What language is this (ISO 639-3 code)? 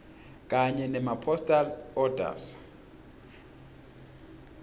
ssw